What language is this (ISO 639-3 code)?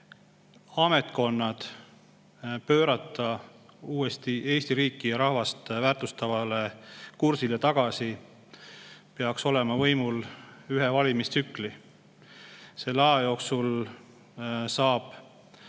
est